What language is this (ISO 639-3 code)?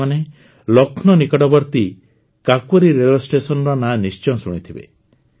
ori